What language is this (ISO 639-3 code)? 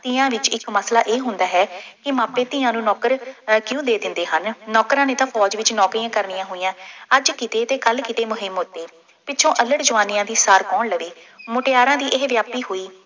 pan